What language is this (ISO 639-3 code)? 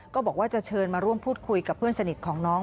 tha